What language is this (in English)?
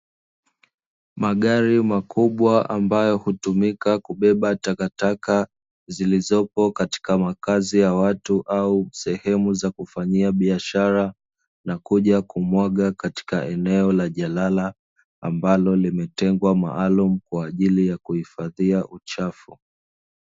Swahili